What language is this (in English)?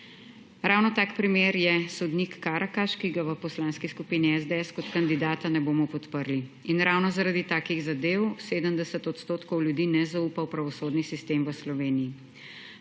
Slovenian